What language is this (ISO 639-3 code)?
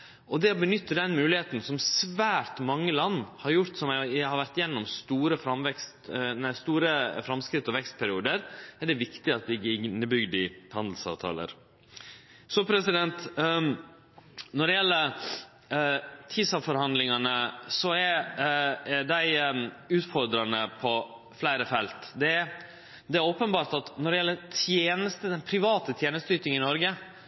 nno